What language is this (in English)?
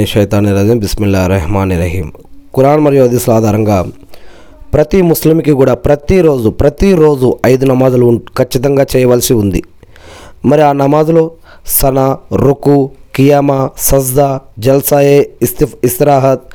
Telugu